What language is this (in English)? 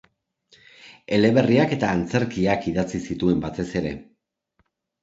Basque